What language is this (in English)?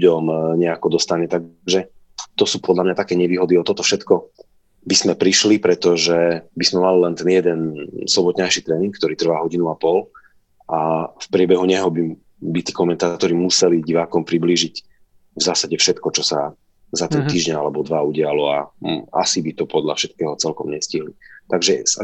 Slovak